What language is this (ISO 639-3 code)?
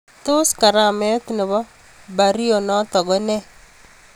kln